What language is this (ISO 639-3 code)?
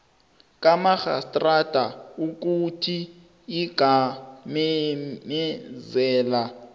nbl